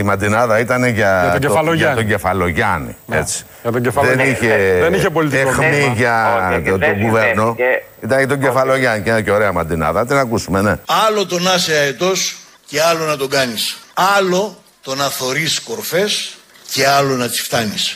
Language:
Greek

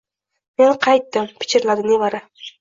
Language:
Uzbek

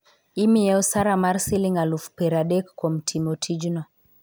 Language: Luo (Kenya and Tanzania)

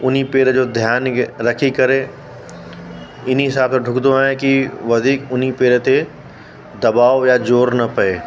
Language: Sindhi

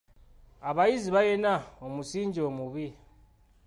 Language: Ganda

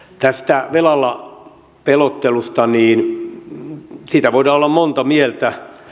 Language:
Finnish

